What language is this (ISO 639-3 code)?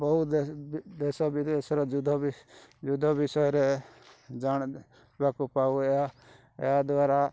ori